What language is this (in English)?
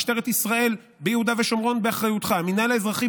Hebrew